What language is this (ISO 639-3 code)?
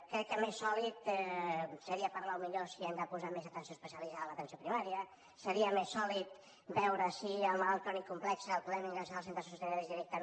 cat